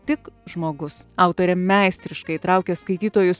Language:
Lithuanian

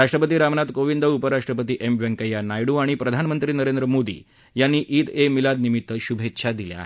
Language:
Marathi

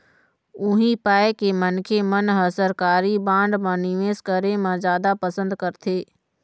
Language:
Chhattisgarhi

